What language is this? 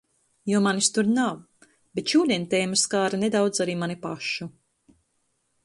Latvian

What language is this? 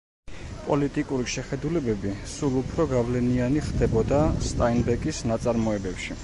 Georgian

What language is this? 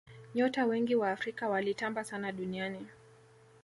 Swahili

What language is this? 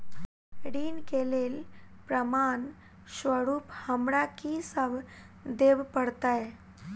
Maithili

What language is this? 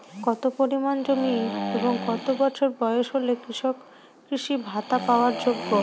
Bangla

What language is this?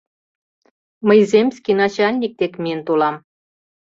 Mari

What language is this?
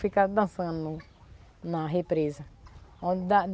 Portuguese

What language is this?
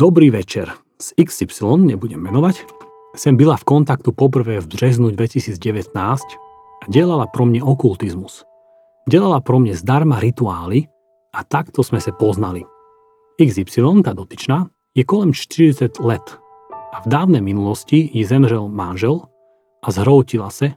Slovak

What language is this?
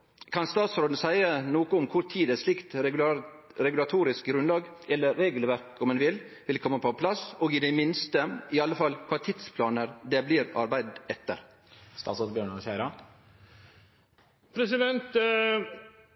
Norwegian Nynorsk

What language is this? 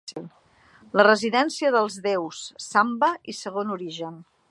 Catalan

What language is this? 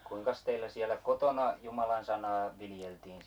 Finnish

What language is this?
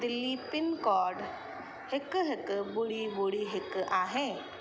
Sindhi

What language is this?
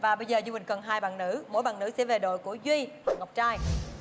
Vietnamese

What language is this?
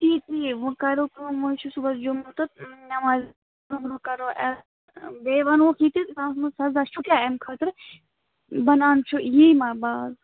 Kashmiri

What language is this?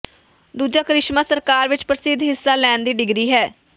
Punjabi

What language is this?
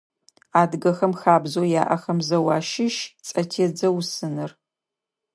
Adyghe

